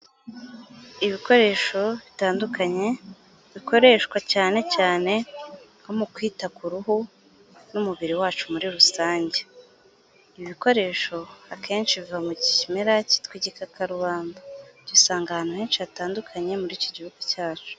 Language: Kinyarwanda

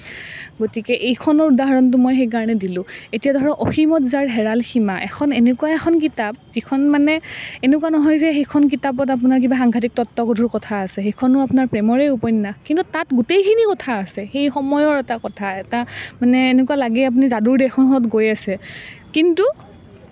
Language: Assamese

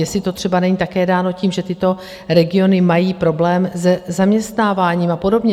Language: Czech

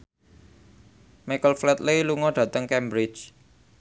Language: Javanese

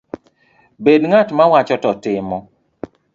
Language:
Luo (Kenya and Tanzania)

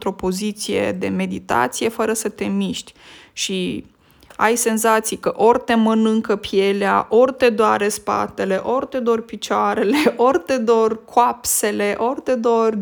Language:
Romanian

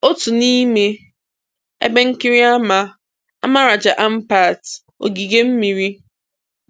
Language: Igbo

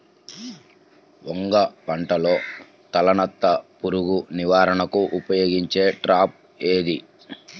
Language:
Telugu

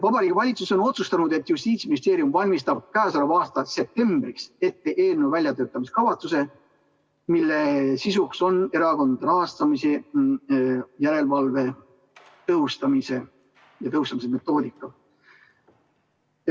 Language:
Estonian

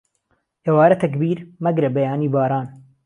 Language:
Central Kurdish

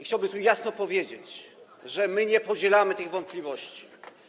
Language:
Polish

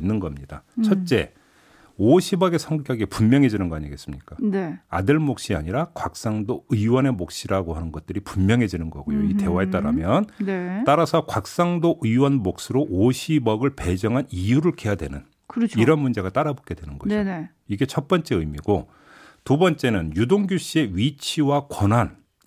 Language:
Korean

